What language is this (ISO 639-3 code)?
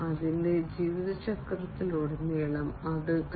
mal